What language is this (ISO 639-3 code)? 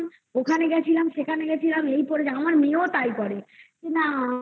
ben